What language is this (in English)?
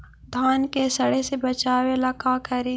Magahi